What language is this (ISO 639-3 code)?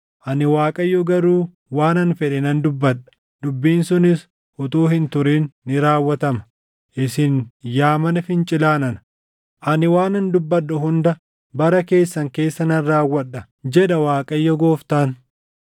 orm